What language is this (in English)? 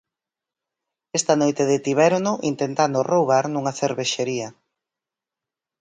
Galician